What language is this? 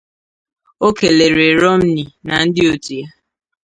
Igbo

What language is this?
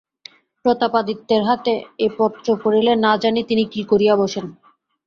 Bangla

